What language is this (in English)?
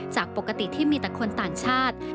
Thai